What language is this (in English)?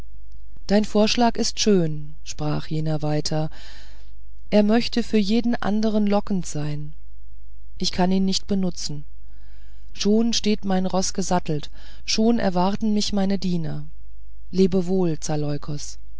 German